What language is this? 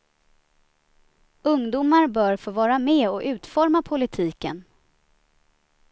Swedish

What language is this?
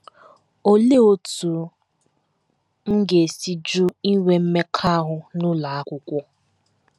Igbo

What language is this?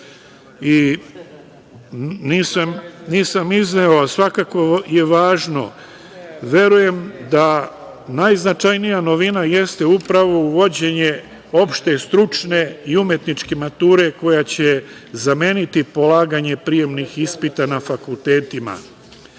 Serbian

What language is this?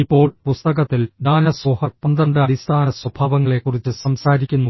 Malayalam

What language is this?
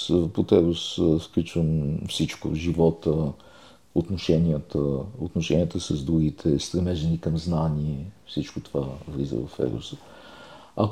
Bulgarian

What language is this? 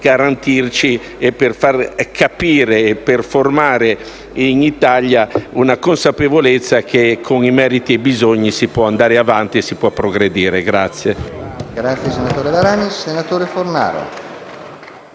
Italian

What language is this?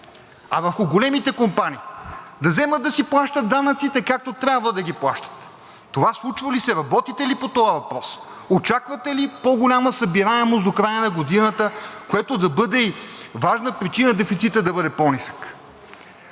Bulgarian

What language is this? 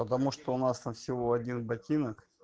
Russian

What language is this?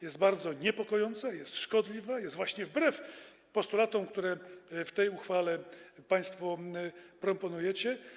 Polish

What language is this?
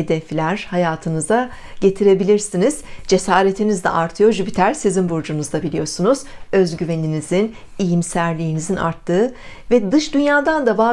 Turkish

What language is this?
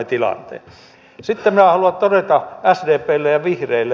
Finnish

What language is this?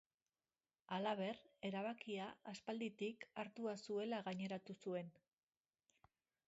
Basque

